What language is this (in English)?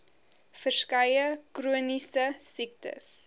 Afrikaans